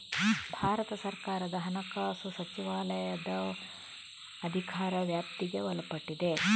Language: Kannada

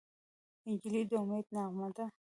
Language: Pashto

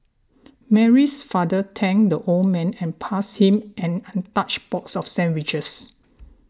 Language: English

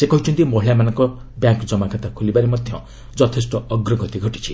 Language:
Odia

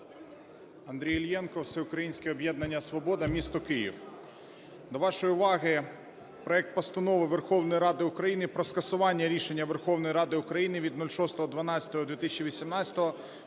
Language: Ukrainian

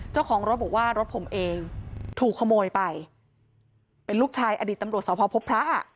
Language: Thai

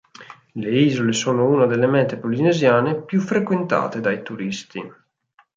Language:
Italian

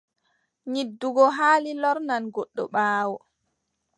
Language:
Adamawa Fulfulde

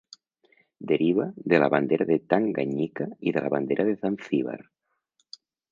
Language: Catalan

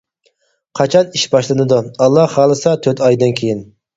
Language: Uyghur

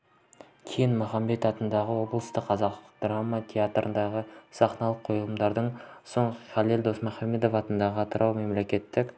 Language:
Kazakh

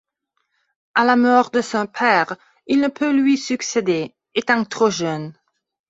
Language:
French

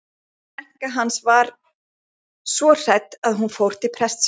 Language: Icelandic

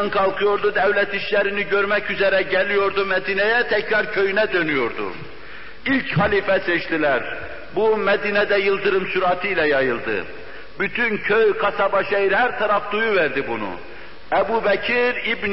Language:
Turkish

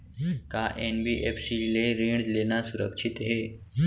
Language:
Chhattisgarhi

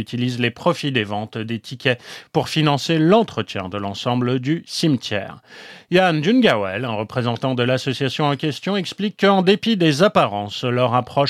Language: French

